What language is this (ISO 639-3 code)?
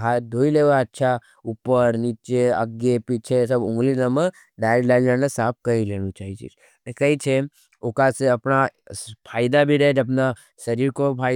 noe